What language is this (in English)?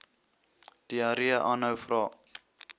Afrikaans